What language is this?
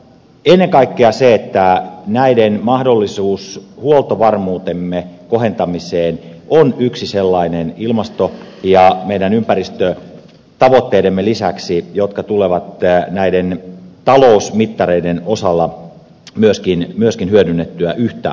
Finnish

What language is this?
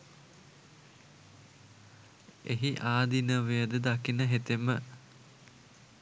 Sinhala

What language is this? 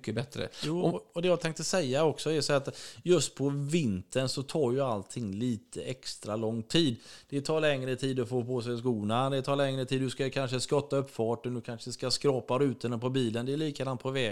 Swedish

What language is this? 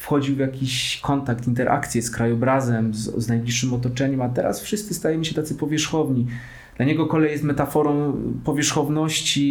Polish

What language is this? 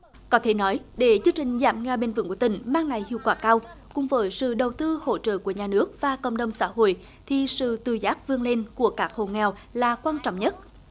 Vietnamese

